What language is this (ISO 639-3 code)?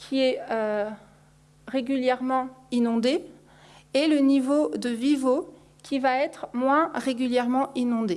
fra